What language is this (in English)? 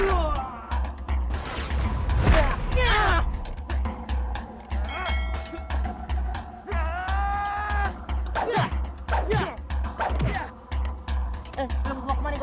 Indonesian